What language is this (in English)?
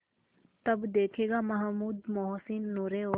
Hindi